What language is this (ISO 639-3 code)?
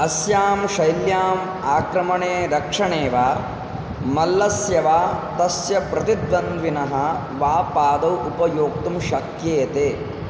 san